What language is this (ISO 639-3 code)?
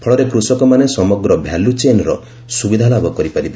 ori